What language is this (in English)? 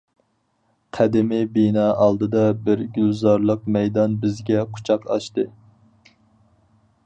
Uyghur